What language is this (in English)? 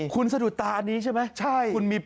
Thai